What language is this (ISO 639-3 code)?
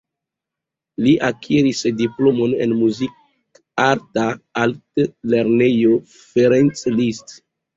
epo